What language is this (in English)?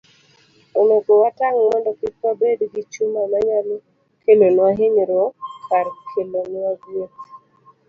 Luo (Kenya and Tanzania)